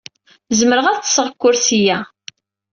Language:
Kabyle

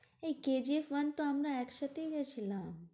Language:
Bangla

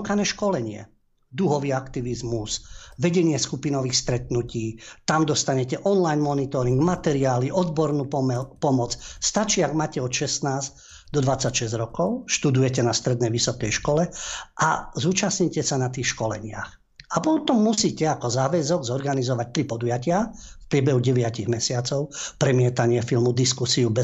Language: Slovak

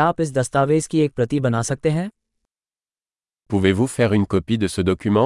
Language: Hindi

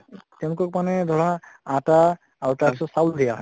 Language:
Assamese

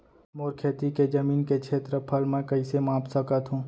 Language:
Chhattisgarhi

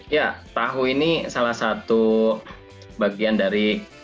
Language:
Indonesian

